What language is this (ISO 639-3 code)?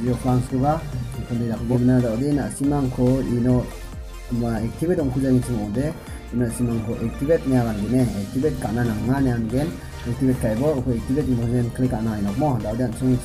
kor